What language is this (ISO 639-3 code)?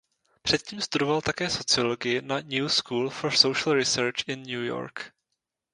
ces